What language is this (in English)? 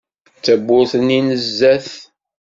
Kabyle